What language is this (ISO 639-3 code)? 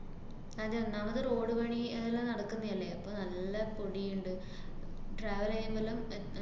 mal